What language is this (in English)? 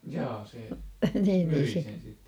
Finnish